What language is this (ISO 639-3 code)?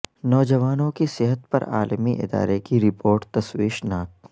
urd